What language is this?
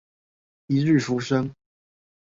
Chinese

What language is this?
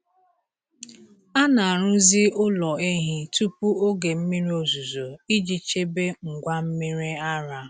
Igbo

